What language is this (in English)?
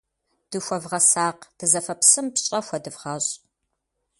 Kabardian